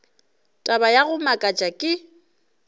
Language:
Northern Sotho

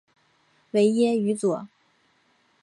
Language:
Chinese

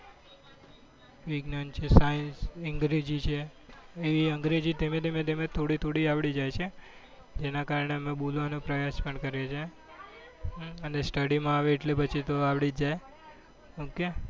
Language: Gujarati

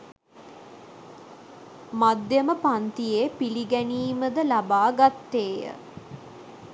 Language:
Sinhala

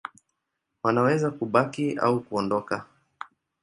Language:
Swahili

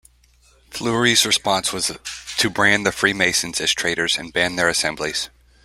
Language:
English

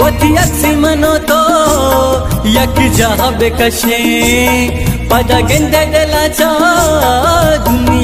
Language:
Hindi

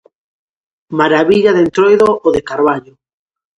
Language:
Galician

